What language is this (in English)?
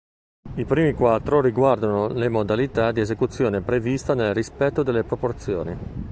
Italian